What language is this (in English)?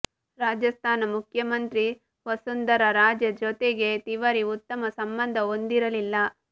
Kannada